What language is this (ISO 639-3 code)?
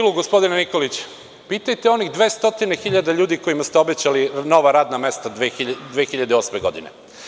srp